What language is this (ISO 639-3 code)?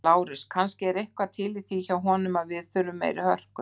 isl